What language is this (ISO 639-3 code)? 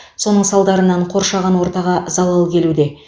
kaz